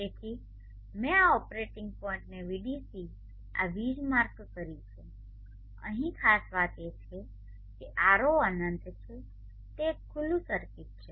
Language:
Gujarati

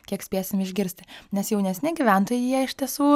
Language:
Lithuanian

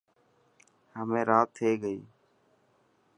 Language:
Dhatki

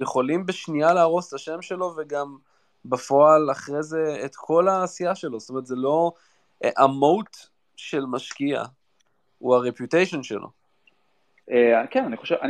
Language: Hebrew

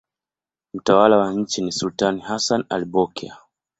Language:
Swahili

